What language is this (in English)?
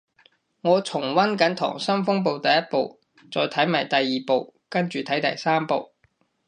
Cantonese